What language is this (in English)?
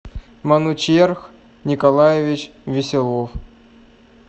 Russian